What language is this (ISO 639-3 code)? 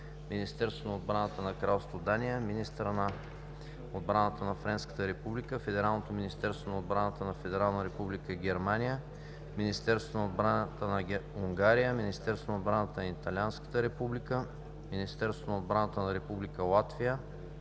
bul